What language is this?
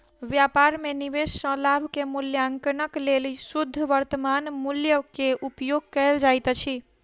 Maithili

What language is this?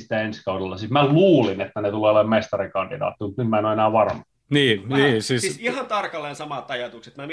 Finnish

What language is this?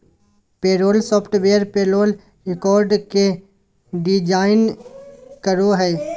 Magahi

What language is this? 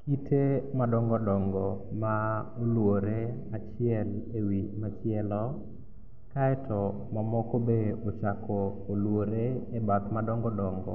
Luo (Kenya and Tanzania)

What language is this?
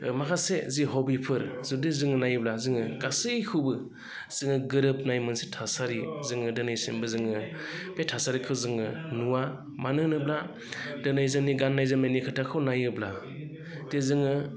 Bodo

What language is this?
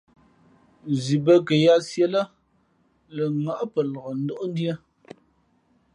Fe'fe'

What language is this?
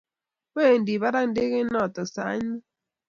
Kalenjin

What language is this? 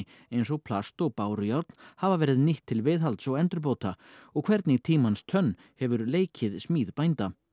Icelandic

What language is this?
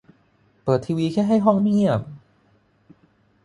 Thai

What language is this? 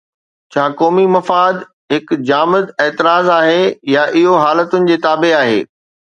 Sindhi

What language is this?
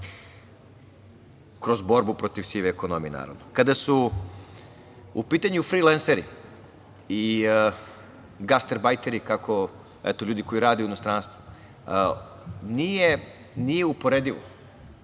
Serbian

